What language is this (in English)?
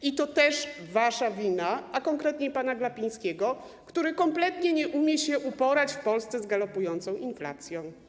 Polish